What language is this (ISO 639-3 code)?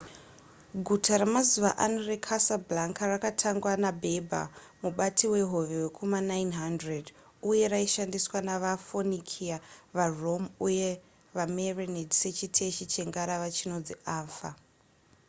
sna